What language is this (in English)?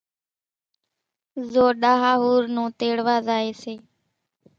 Kachi Koli